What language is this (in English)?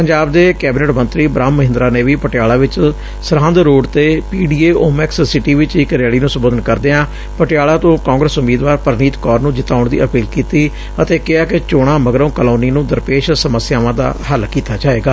Punjabi